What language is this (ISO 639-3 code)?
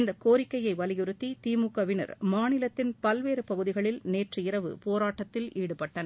tam